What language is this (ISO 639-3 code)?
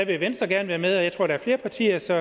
dan